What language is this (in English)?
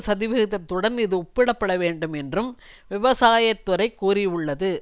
Tamil